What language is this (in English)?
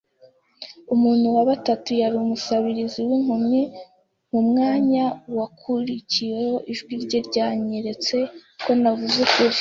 Kinyarwanda